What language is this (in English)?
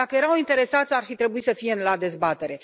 Romanian